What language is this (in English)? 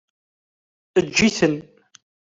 Kabyle